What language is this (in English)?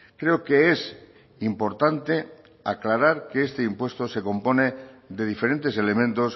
Spanish